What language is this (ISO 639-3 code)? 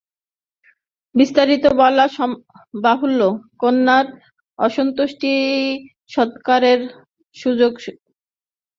ben